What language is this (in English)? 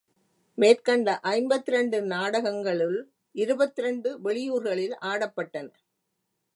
Tamil